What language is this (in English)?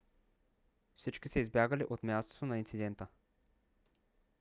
Bulgarian